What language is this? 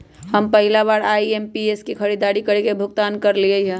Magahi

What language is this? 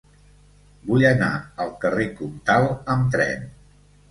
Catalan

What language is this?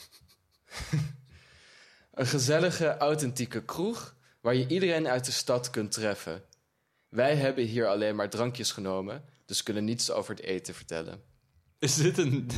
Dutch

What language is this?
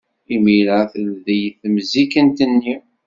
Kabyle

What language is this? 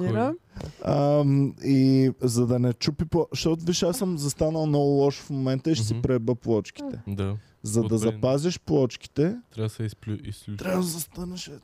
Bulgarian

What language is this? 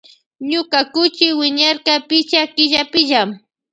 Loja Highland Quichua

